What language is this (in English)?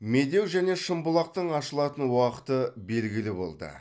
Kazakh